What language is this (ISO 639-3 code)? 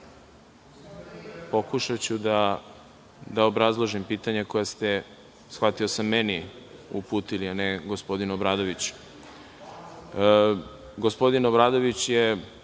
srp